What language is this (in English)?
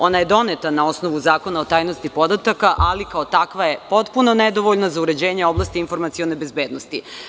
Serbian